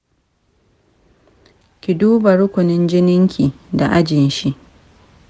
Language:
Hausa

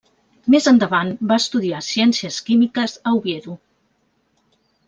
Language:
Catalan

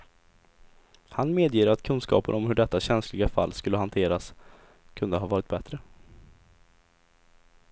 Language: Swedish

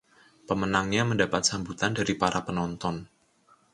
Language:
Indonesian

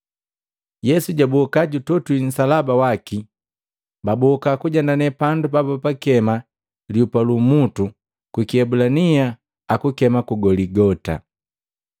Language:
Matengo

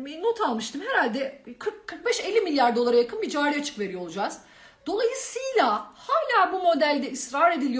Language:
Turkish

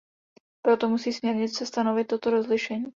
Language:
Czech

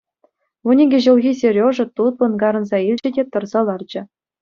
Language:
Chuvash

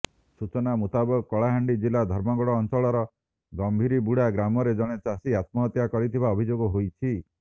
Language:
Odia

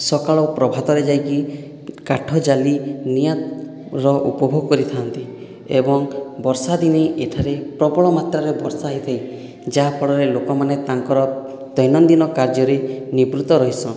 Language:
Odia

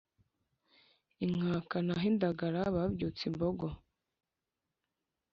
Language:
Kinyarwanda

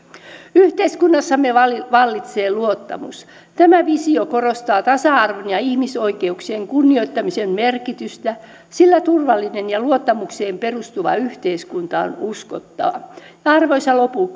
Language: Finnish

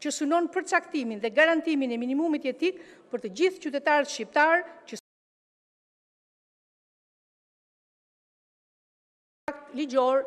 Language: Romanian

